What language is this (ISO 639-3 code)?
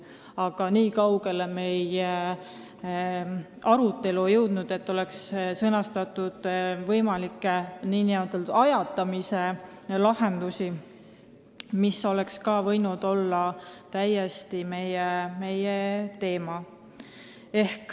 est